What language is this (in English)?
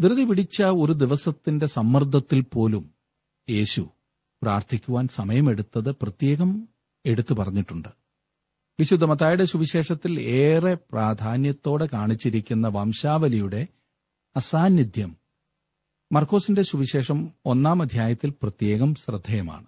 Malayalam